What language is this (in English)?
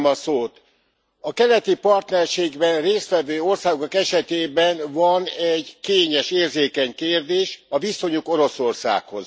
Hungarian